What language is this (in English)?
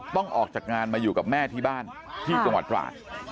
Thai